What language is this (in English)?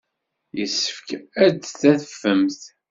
Kabyle